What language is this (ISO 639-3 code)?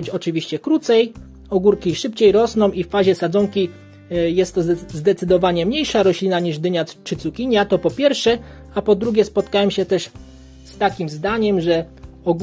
pol